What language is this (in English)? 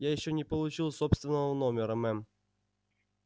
Russian